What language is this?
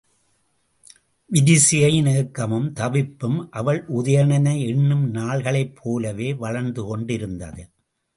Tamil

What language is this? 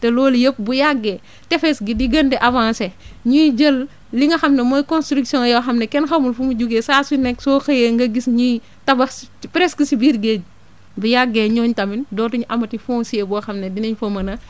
Wolof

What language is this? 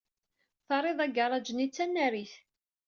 Kabyle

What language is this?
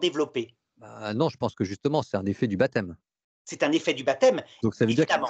French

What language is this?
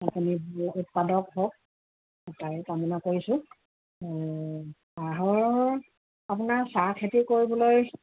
Assamese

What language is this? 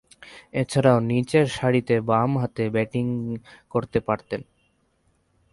Bangla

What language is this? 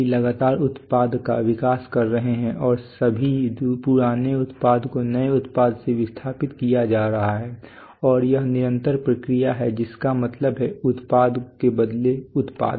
Hindi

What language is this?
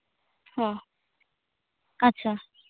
Santali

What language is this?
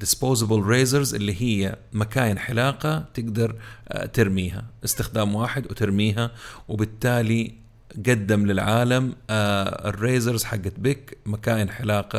Arabic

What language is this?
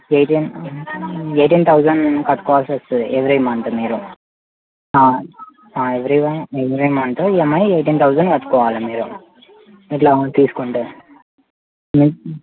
Telugu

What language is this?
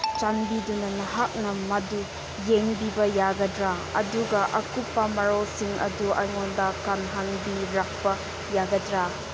Manipuri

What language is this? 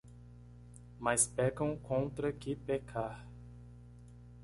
Portuguese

